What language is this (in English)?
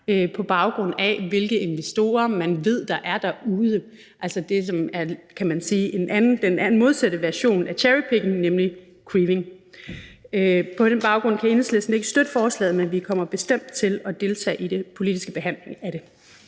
Danish